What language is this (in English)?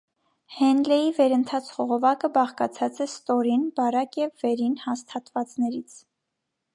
Armenian